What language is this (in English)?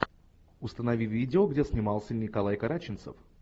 Russian